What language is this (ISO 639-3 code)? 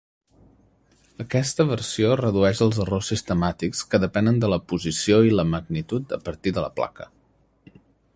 cat